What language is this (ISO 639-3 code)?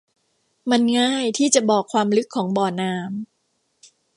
tha